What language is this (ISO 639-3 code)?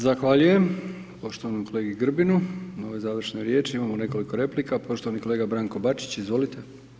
hrv